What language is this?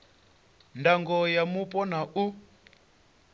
Venda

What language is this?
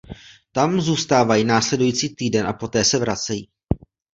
Czech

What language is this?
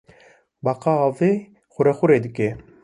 Kurdish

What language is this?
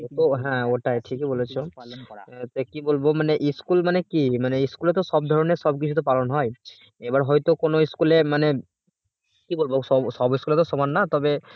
Bangla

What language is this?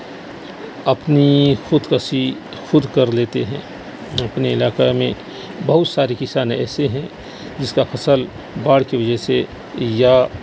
Urdu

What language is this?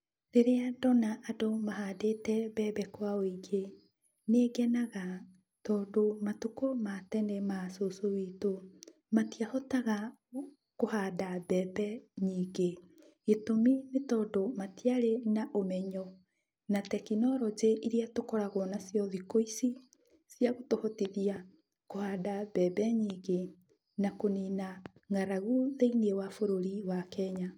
Kikuyu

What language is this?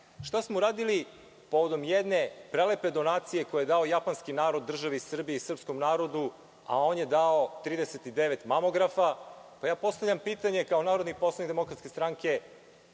Serbian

